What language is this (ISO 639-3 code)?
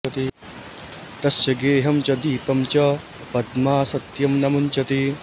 san